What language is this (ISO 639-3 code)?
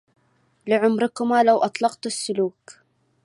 ara